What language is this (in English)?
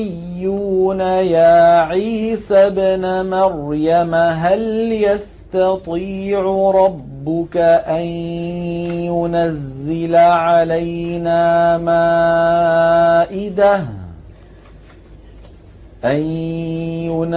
Arabic